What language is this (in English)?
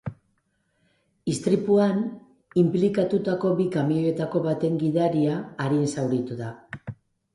Basque